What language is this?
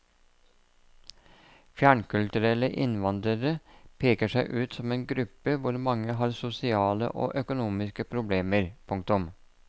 Norwegian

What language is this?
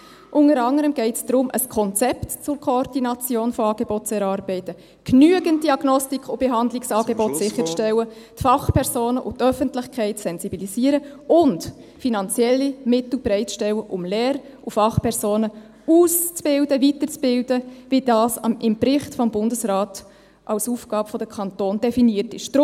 Swiss German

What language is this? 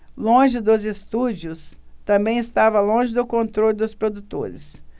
Portuguese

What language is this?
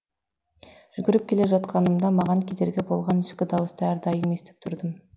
Kazakh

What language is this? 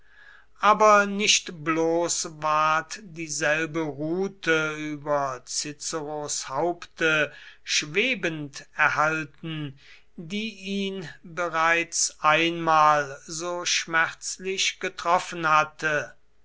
German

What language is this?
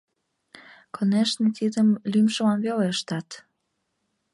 Mari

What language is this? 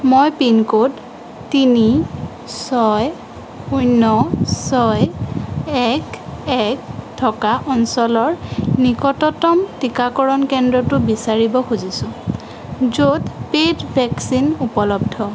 Assamese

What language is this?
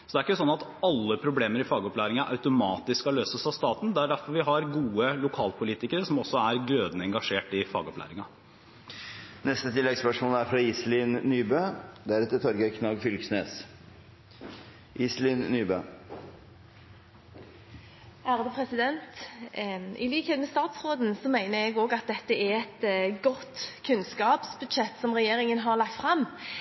Norwegian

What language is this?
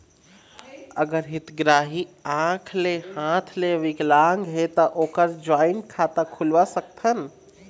Chhattisgarhi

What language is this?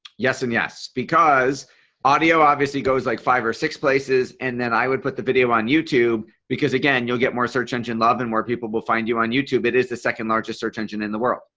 English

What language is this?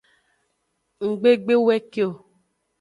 Aja (Benin)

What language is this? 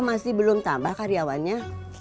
Indonesian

